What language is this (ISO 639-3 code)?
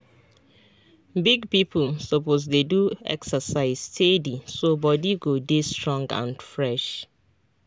pcm